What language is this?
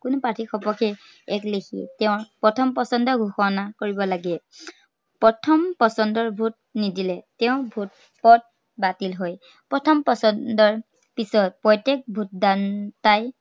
Assamese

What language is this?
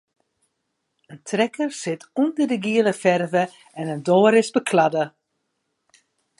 Western Frisian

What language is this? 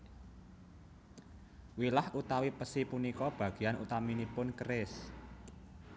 Javanese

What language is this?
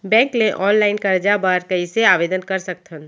Chhattisgarhi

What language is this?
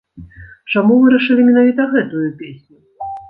Belarusian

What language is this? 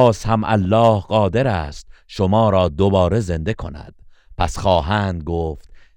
Persian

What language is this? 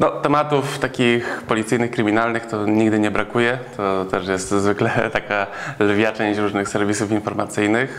Polish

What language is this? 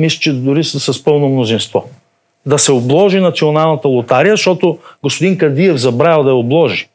Bulgarian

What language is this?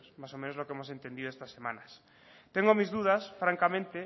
Spanish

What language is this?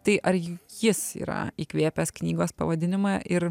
Lithuanian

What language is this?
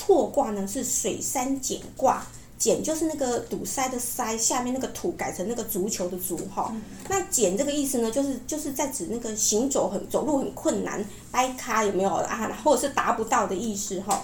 Chinese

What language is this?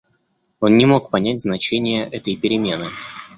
Russian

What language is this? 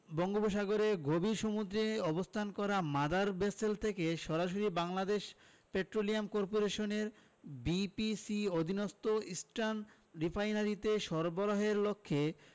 Bangla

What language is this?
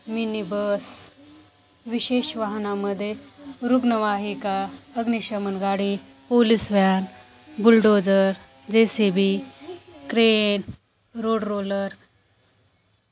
Marathi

